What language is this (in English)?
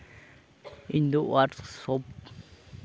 Santali